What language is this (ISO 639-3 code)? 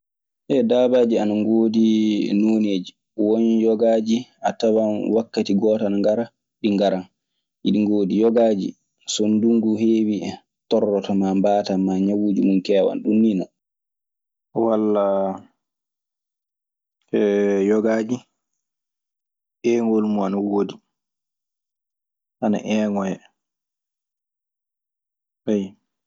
ffm